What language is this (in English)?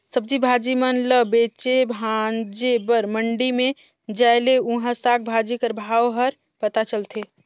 Chhattisgarhi